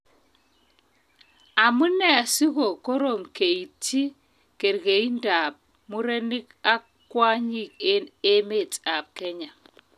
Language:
Kalenjin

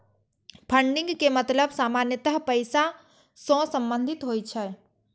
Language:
Maithili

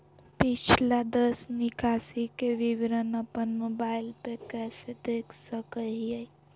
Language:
Magahi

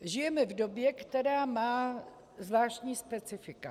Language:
Czech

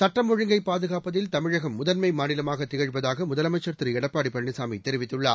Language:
Tamil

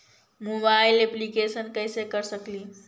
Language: Magahi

